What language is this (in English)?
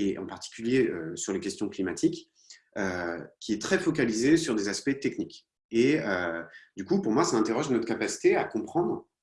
French